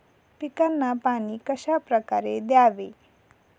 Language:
Marathi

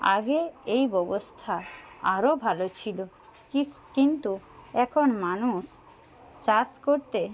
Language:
Bangla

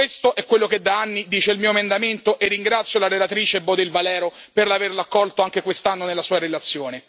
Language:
Italian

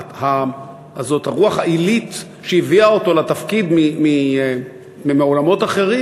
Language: Hebrew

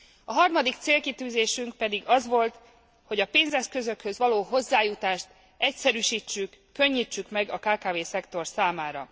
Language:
Hungarian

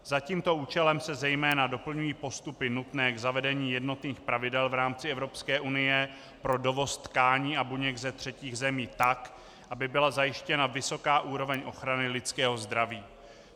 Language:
Czech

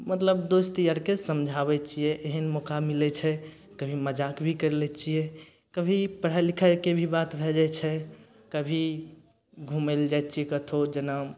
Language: Maithili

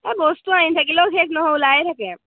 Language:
Assamese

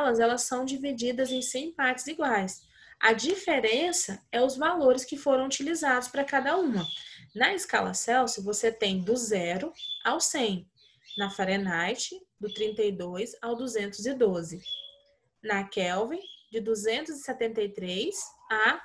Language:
Portuguese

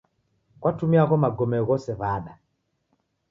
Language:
Taita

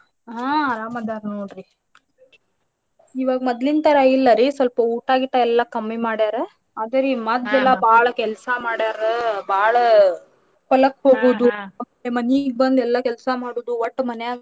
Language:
Kannada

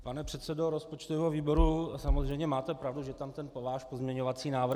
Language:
Czech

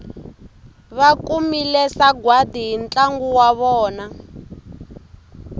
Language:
Tsonga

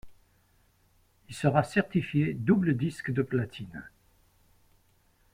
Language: French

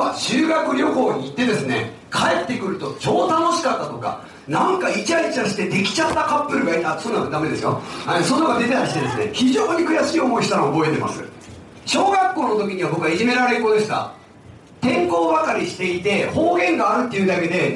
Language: Japanese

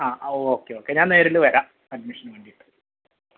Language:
Malayalam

